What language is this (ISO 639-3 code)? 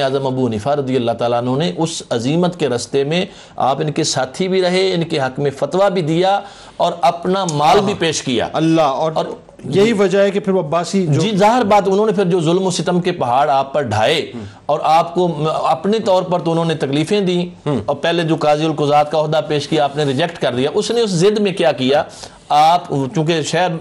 urd